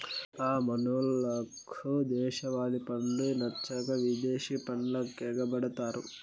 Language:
Telugu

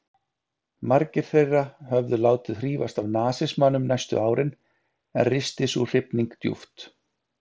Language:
Icelandic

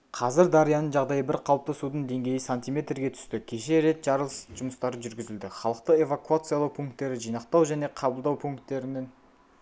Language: Kazakh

